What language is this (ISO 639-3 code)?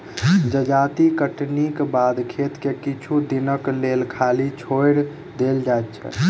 mai